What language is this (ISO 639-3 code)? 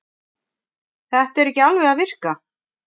isl